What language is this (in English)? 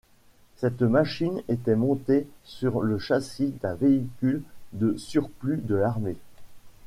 French